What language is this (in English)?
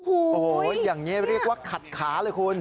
Thai